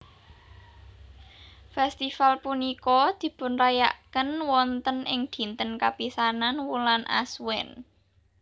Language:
Javanese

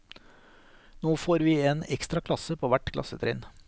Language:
Norwegian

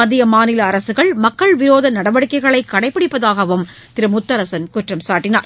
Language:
Tamil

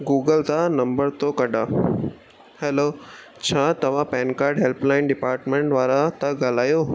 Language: Sindhi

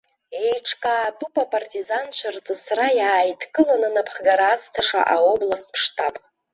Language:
Abkhazian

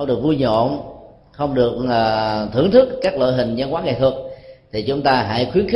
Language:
Vietnamese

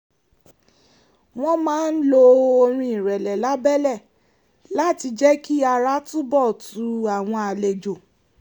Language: Yoruba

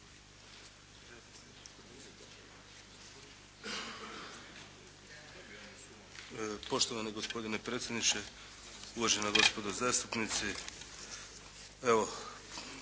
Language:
Croatian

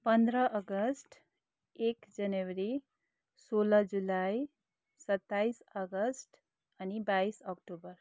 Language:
Nepali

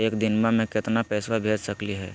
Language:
Magahi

